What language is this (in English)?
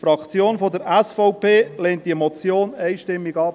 Swiss German